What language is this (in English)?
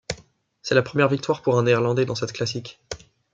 French